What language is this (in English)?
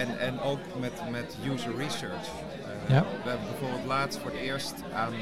Dutch